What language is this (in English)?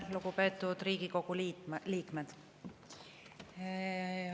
Estonian